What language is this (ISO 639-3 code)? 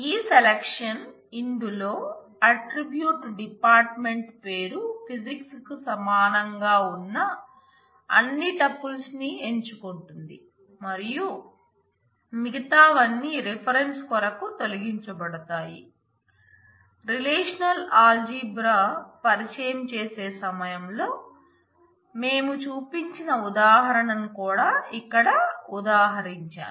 tel